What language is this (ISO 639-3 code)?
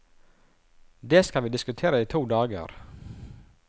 nor